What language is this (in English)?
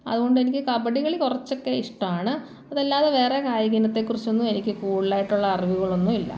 Malayalam